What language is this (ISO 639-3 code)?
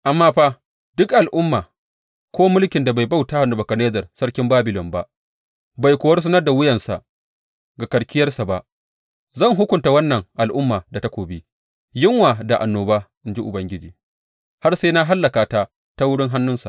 hau